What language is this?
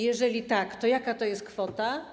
Polish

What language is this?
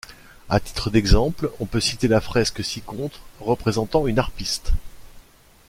French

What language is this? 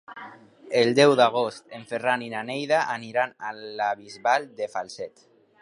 Catalan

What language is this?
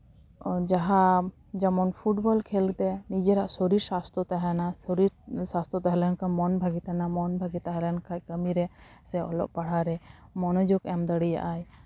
Santali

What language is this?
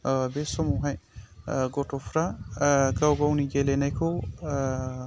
Bodo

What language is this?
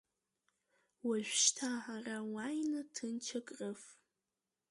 Abkhazian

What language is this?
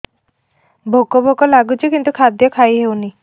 Odia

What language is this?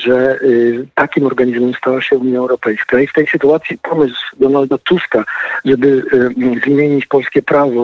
Polish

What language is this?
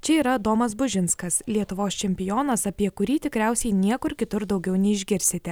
Lithuanian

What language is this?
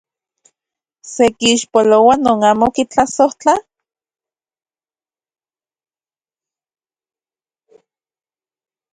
Central Puebla Nahuatl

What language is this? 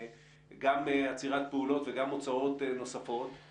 Hebrew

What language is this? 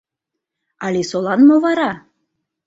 Mari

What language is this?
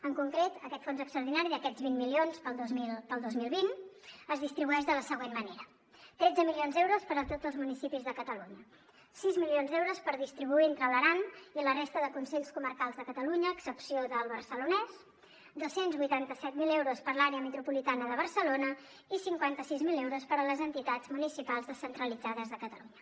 Catalan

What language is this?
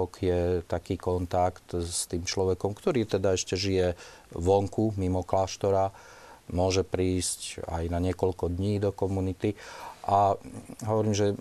Slovak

